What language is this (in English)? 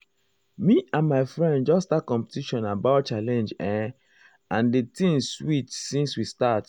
Nigerian Pidgin